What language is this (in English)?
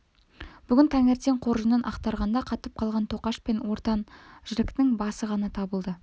Kazakh